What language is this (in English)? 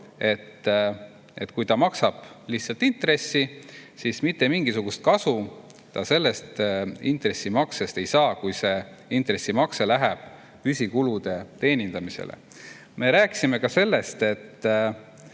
Estonian